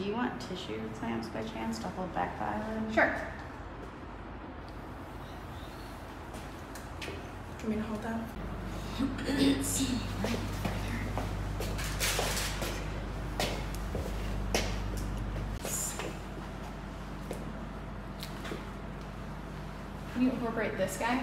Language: English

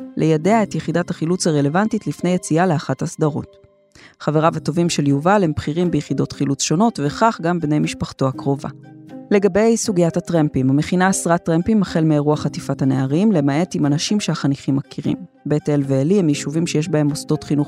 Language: Hebrew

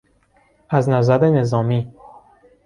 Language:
Persian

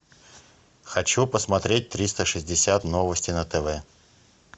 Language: Russian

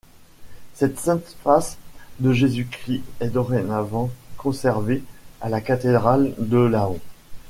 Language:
French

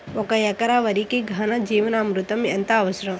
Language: Telugu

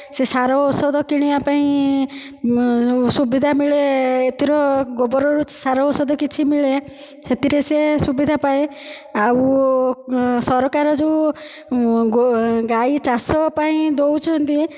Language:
Odia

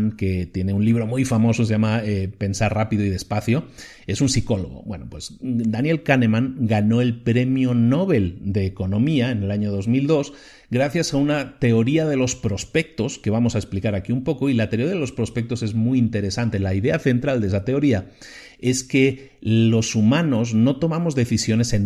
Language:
Spanish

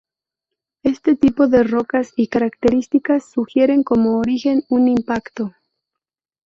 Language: Spanish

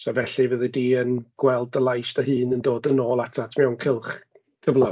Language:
Welsh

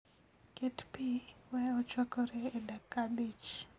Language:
Luo (Kenya and Tanzania)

